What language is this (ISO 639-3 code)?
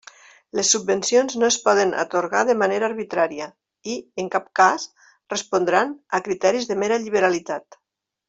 cat